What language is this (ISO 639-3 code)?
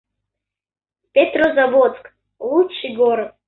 rus